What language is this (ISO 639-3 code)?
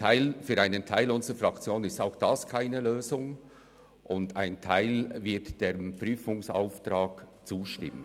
gsw